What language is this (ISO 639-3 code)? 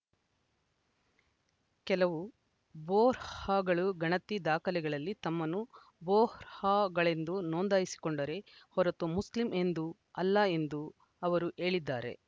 kan